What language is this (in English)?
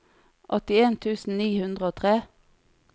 Norwegian